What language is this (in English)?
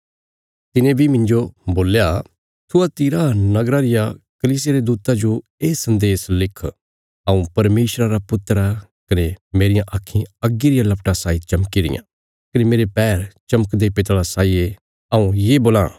Bilaspuri